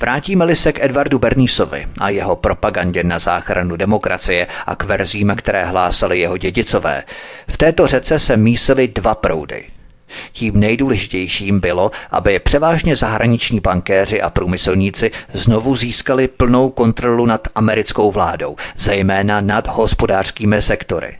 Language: Czech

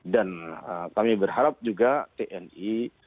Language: Indonesian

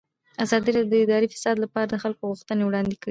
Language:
Pashto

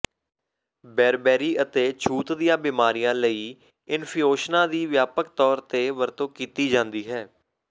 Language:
Punjabi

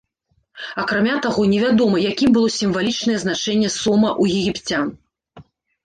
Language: Belarusian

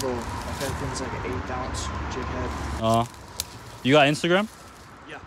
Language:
Japanese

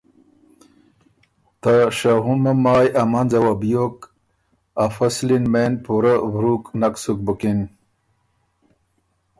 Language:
Ormuri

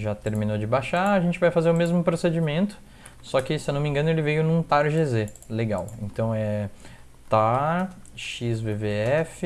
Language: Portuguese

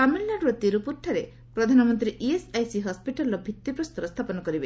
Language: Odia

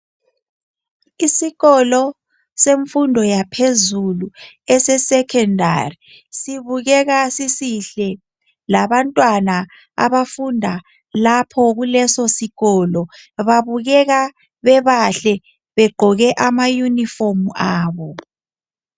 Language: North Ndebele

